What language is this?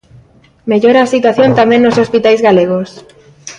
Galician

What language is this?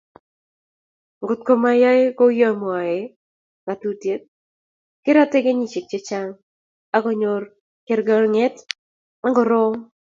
Kalenjin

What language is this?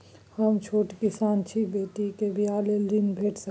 Maithili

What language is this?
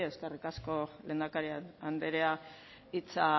Basque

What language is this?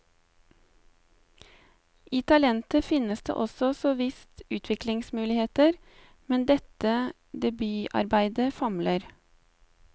Norwegian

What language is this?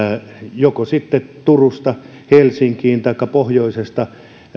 Finnish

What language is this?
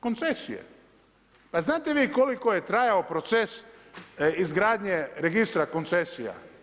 Croatian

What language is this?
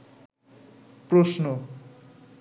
Bangla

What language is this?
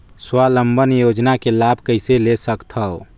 Chhattisgarhi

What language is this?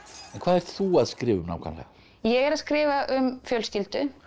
Icelandic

